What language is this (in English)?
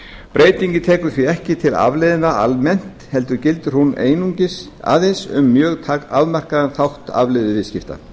Icelandic